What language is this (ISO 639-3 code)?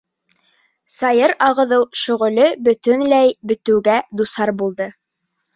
bak